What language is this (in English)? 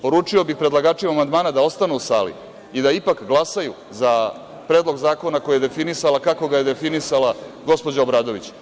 Serbian